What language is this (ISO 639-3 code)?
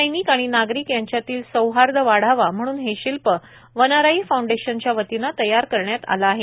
mar